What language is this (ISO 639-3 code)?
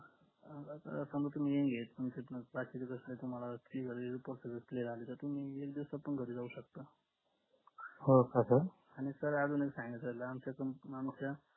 mar